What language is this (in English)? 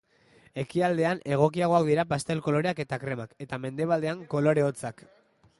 Basque